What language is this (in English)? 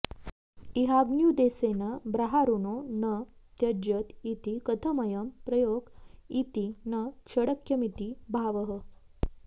Sanskrit